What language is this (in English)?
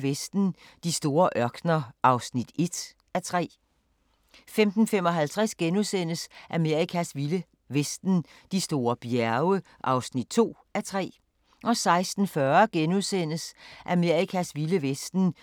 Danish